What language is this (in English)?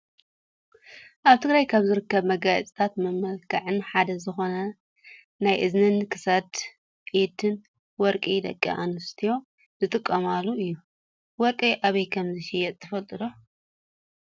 Tigrinya